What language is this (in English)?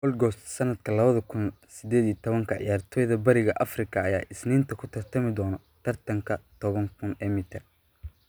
Somali